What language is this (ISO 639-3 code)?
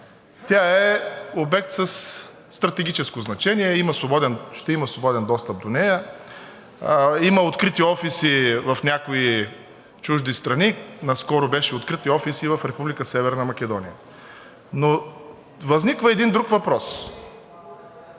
bul